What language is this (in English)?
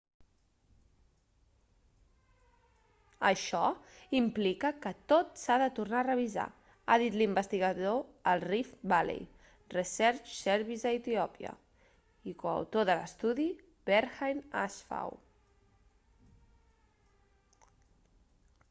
Catalan